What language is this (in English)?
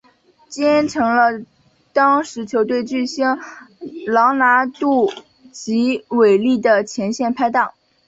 Chinese